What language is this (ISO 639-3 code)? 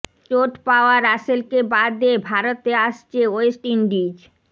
ben